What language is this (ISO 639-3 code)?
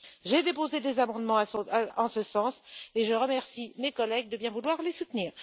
fra